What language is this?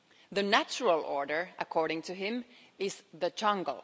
English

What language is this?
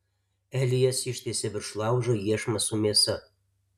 Lithuanian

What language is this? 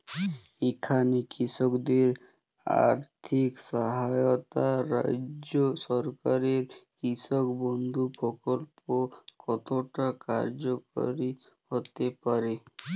Bangla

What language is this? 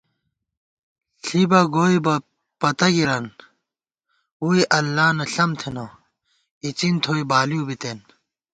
Gawar-Bati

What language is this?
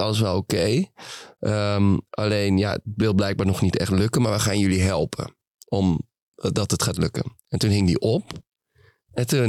Dutch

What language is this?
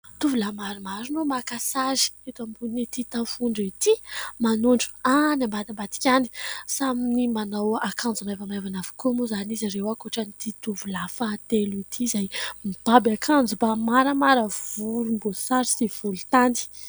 Malagasy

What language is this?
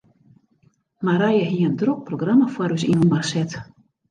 Western Frisian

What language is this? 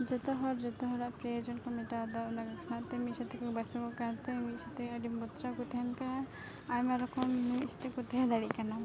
Santali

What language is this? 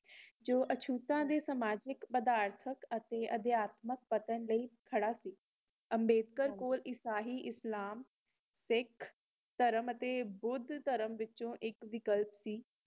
Punjabi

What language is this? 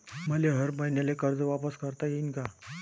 Marathi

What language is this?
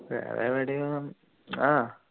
Malayalam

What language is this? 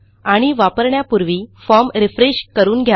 Marathi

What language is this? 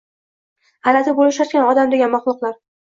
Uzbek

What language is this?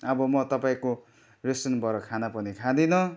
Nepali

